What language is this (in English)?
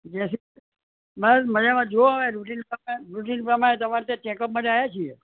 Gujarati